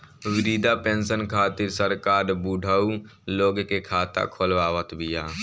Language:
Bhojpuri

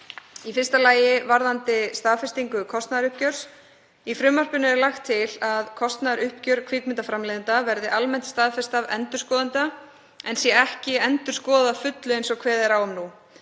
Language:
Icelandic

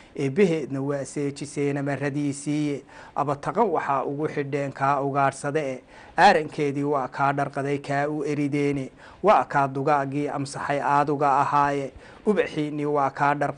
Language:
Arabic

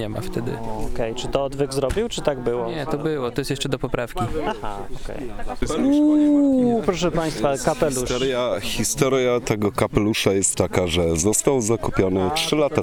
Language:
Polish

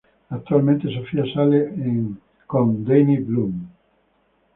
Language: Spanish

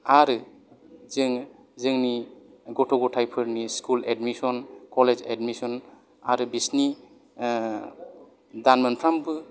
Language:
Bodo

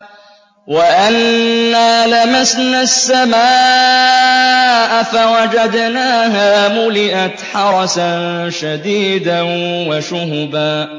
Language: Arabic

